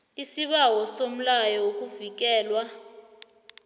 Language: South Ndebele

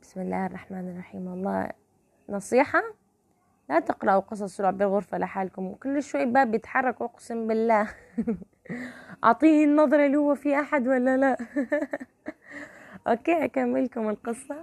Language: Arabic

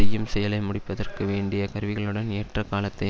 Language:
Tamil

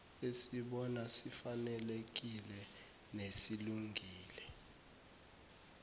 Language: Zulu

